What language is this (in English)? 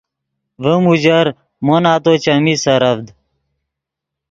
Yidgha